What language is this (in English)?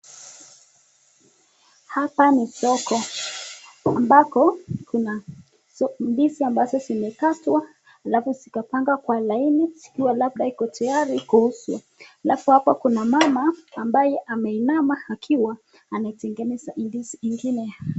Swahili